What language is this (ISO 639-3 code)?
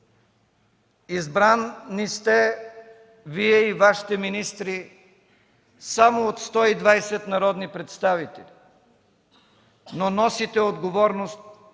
bul